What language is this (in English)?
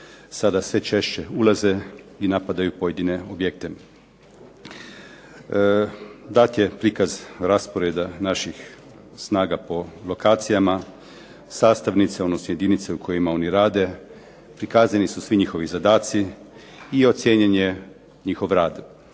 Croatian